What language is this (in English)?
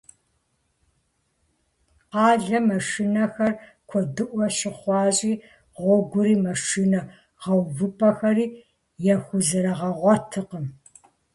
Kabardian